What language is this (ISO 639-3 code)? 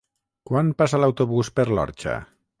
cat